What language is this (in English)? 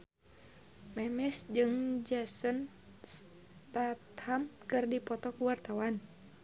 Sundanese